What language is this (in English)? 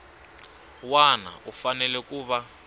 Tsonga